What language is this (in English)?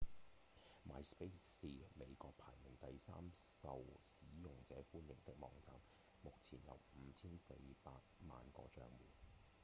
Cantonese